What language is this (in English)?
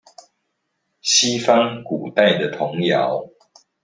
Chinese